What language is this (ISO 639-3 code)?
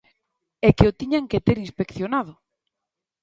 glg